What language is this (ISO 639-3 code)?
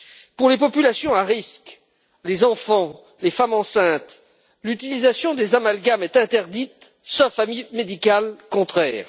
fra